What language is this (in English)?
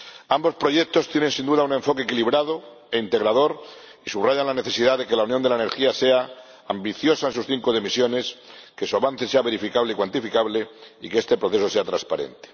Spanish